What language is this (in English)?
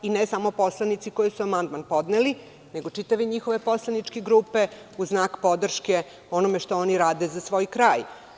Serbian